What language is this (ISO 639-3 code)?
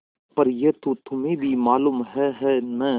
hin